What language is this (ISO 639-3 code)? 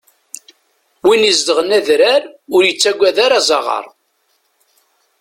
kab